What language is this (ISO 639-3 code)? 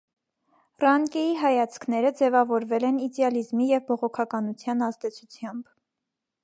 hye